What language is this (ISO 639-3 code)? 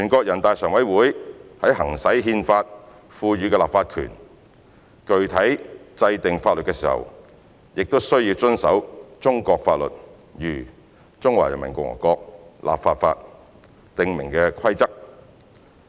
yue